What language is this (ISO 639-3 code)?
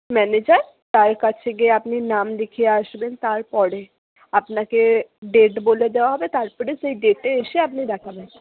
ben